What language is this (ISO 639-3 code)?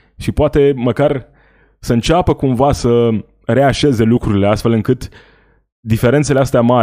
ron